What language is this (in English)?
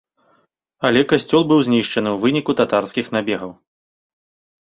Belarusian